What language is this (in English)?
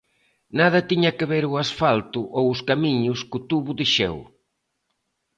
Galician